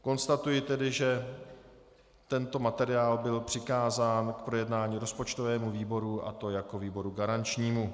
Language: Czech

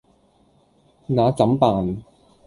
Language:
Cantonese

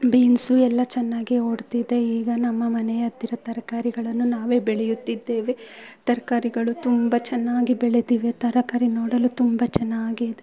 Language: Kannada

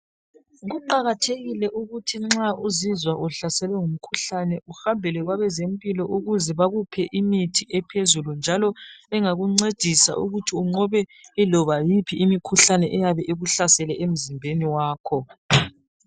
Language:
North Ndebele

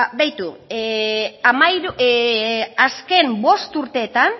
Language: Basque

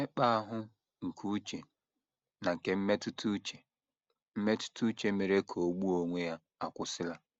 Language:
Igbo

